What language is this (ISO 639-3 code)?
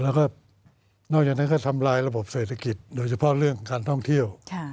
tha